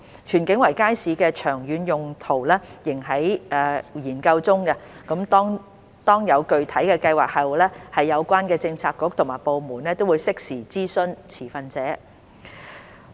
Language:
Cantonese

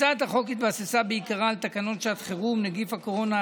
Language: Hebrew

